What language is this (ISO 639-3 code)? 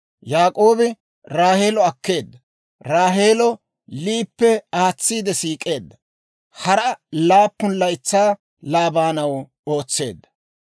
dwr